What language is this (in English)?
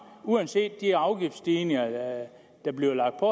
Danish